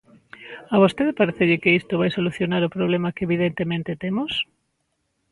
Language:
Galician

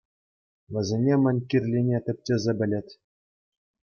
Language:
Chuvash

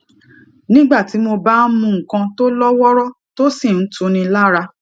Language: Yoruba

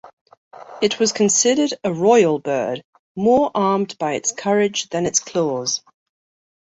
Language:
English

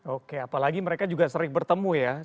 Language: Indonesian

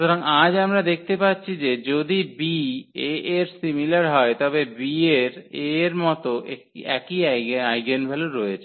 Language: Bangla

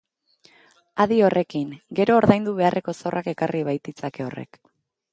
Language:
Basque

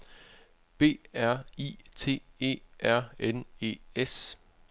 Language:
Danish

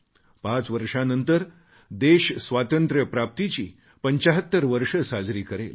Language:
Marathi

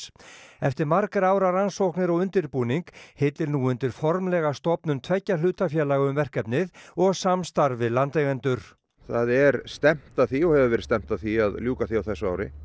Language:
Icelandic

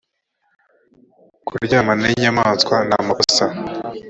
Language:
Kinyarwanda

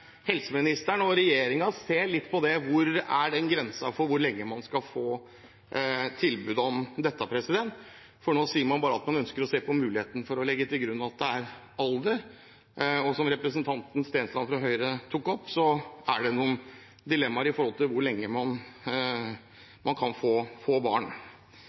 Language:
Norwegian Bokmål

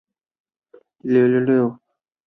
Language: Chinese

